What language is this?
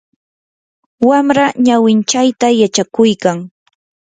Yanahuanca Pasco Quechua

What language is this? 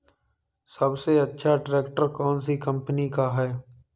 Hindi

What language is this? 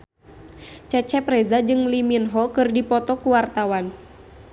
Sundanese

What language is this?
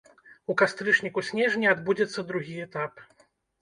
Belarusian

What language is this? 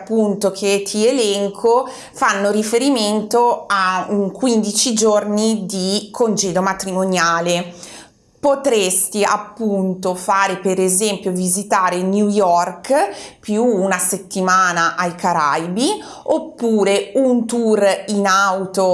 Italian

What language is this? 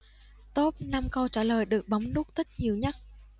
Vietnamese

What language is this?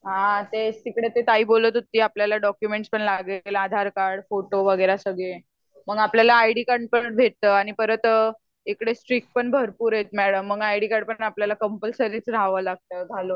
Marathi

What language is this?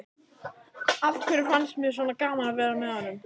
Icelandic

